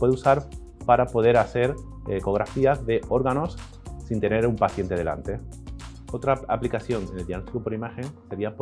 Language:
Spanish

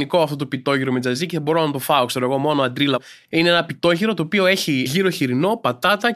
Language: Greek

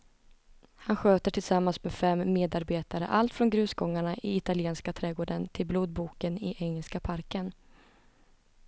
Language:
Swedish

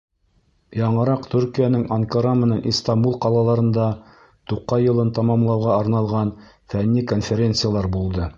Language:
Bashkir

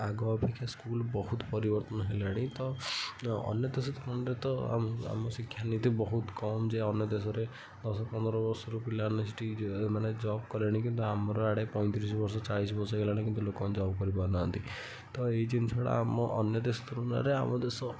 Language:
Odia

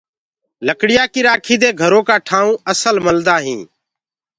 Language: Gurgula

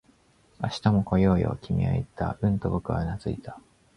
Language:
Japanese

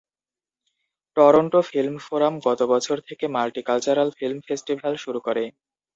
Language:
Bangla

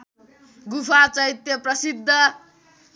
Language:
Nepali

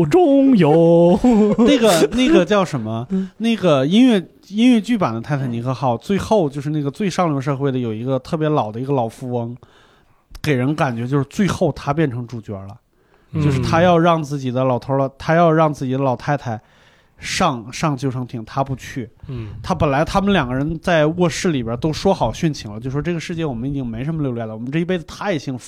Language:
Chinese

